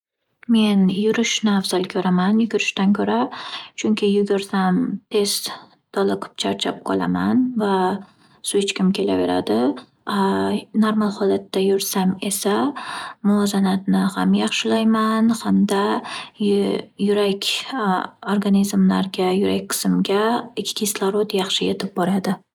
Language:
Uzbek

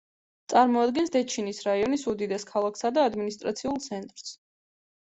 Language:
Georgian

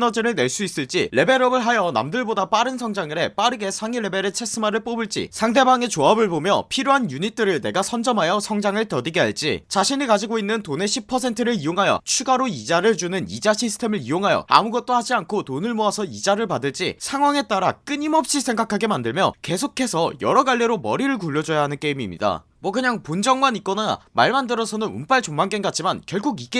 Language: Korean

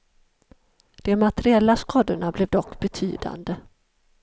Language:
Swedish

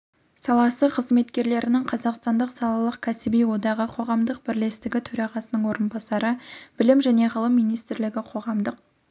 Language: Kazakh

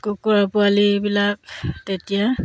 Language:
Assamese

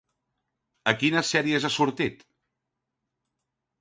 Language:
Catalan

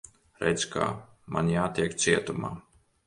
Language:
Latvian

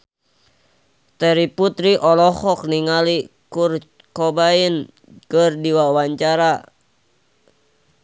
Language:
Sundanese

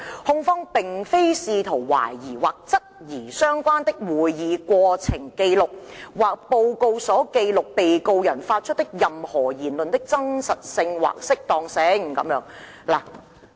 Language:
Cantonese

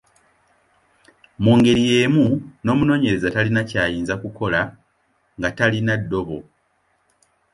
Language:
Ganda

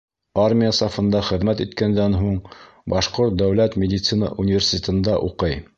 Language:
Bashkir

